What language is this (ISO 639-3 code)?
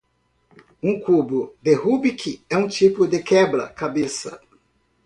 por